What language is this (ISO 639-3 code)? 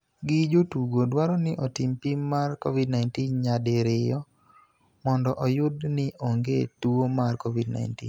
luo